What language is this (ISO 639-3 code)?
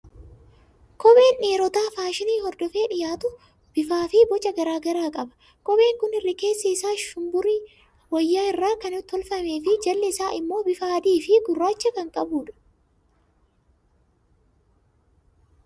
orm